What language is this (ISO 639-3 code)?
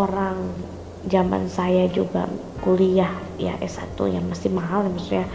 ind